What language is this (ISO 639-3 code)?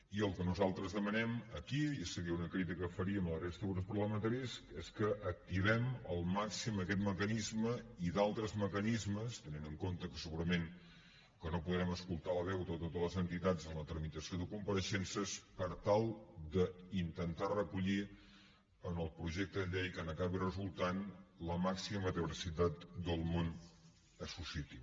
cat